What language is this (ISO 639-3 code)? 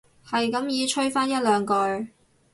yue